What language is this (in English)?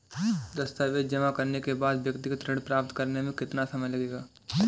Hindi